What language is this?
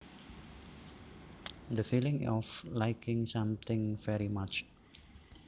Javanese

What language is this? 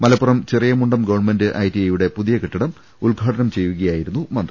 Malayalam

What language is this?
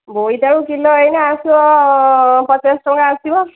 Odia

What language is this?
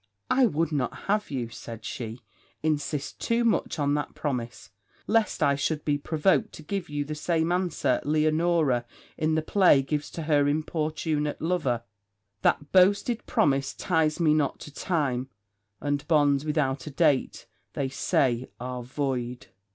English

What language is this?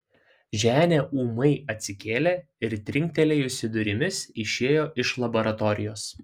Lithuanian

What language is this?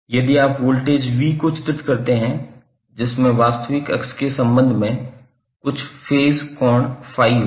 Hindi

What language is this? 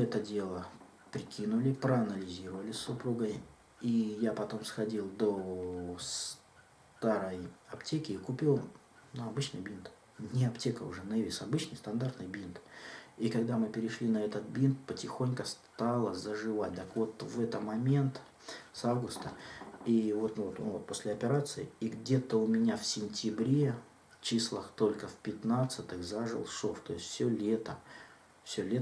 Russian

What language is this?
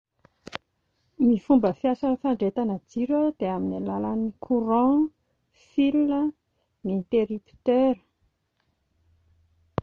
Malagasy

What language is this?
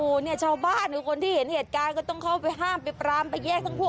Thai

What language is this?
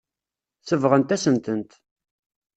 Kabyle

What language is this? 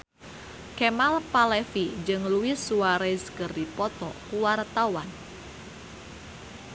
Sundanese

